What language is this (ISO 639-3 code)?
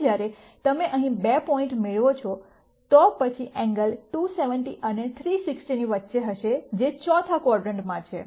guj